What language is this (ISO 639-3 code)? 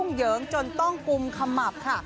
tha